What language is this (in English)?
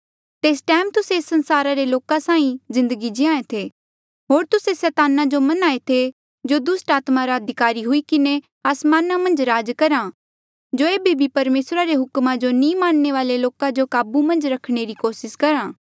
Mandeali